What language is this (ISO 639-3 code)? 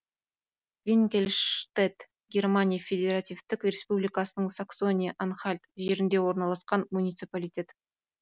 kaz